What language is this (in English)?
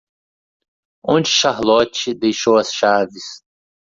Portuguese